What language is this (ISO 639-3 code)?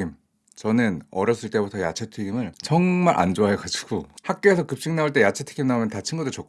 kor